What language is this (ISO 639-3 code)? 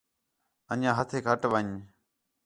xhe